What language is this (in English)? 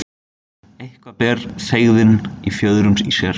Icelandic